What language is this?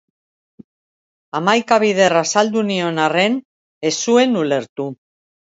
Basque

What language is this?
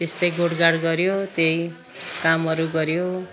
Nepali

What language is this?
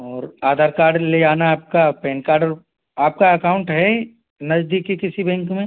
Hindi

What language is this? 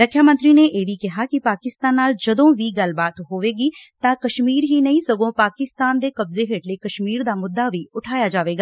Punjabi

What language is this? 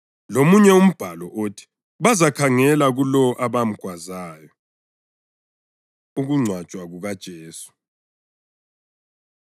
North Ndebele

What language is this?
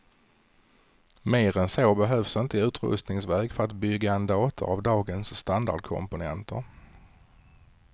Swedish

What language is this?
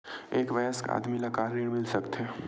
Chhattisgarhi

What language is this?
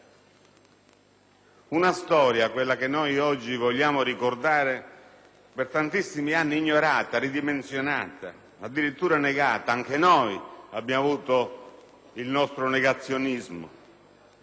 Italian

